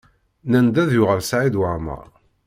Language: Kabyle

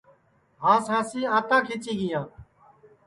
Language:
Sansi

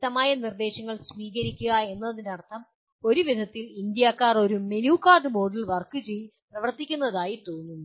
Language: Malayalam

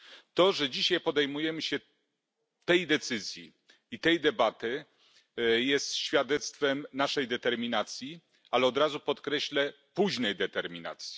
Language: Polish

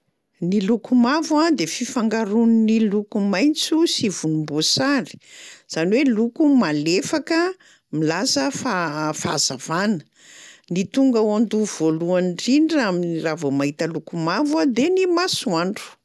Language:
Malagasy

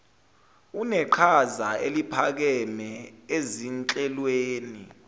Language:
Zulu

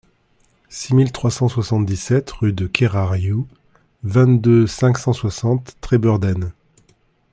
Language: French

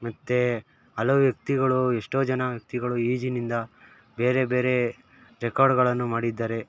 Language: Kannada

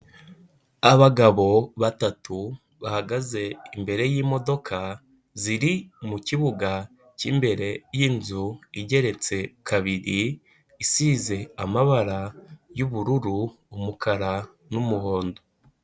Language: Kinyarwanda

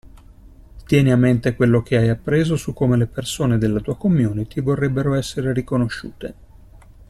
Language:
Italian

